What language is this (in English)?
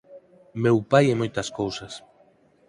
Galician